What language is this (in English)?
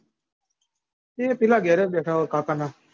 Gujarati